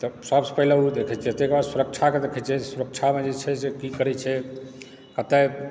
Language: Maithili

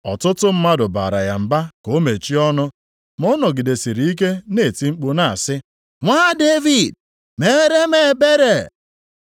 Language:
Igbo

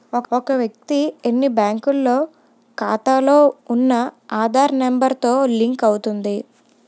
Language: Telugu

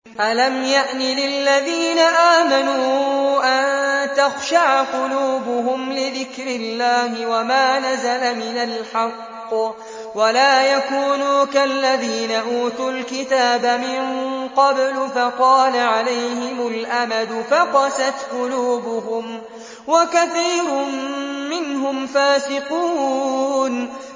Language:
Arabic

